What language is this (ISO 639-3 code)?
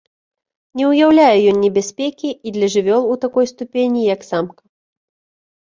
bel